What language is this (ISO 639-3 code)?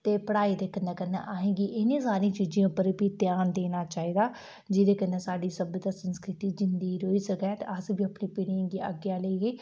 doi